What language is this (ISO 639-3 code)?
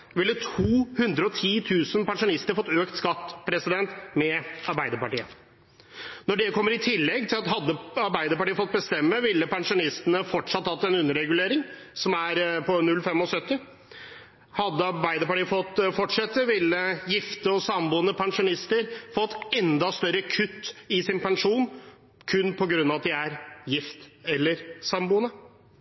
nob